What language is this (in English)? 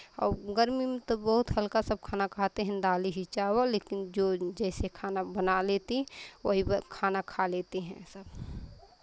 Hindi